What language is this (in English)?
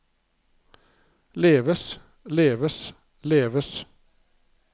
Norwegian